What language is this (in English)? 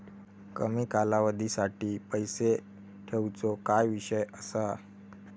Marathi